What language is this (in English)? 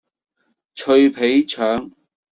Cantonese